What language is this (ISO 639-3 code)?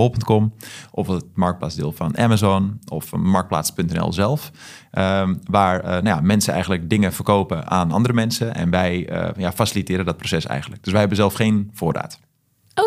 nld